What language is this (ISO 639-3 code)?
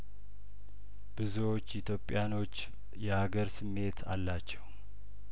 amh